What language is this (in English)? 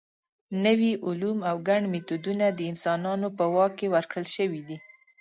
Pashto